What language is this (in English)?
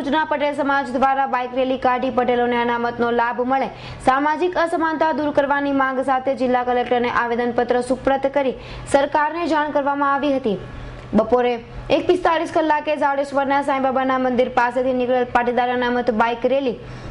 Indonesian